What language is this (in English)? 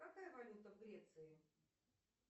Russian